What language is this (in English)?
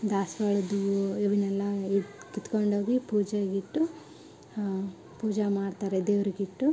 Kannada